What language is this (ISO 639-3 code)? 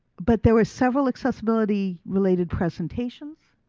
eng